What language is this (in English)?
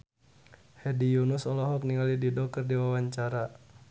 Sundanese